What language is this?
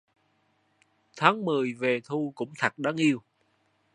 Vietnamese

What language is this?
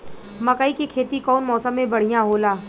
Bhojpuri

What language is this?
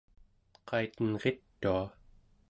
Central Yupik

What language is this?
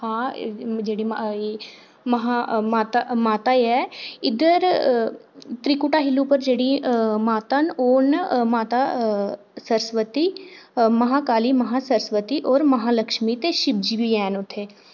Dogri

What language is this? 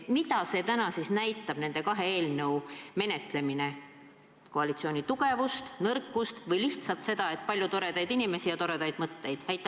Estonian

